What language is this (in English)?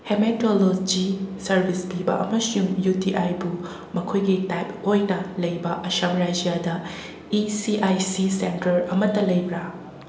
Manipuri